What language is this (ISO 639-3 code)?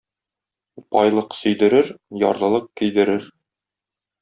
tat